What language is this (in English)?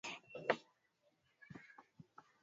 Swahili